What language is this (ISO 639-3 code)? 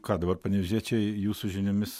lit